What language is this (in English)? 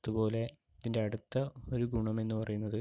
Malayalam